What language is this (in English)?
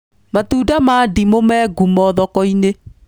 Kikuyu